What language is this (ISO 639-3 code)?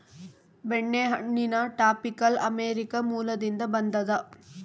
kan